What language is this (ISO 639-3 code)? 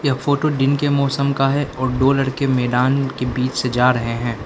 hin